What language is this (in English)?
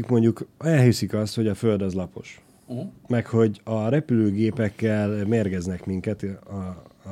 Hungarian